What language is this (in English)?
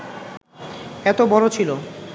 Bangla